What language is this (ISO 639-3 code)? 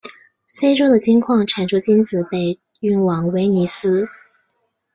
zho